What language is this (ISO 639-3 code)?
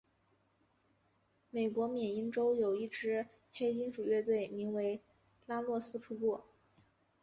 zho